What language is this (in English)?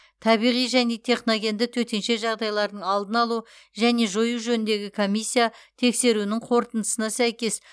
Kazakh